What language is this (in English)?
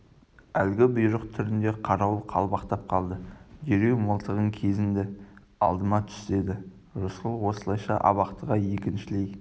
Kazakh